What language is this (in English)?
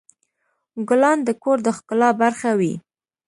Pashto